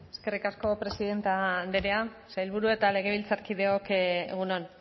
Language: Basque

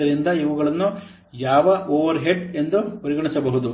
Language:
Kannada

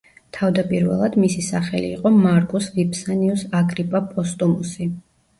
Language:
Georgian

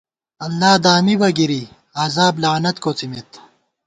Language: Gawar-Bati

